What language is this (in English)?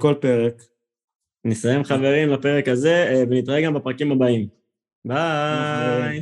Hebrew